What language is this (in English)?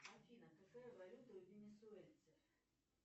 Russian